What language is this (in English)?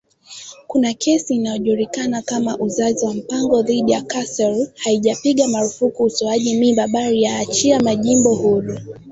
Swahili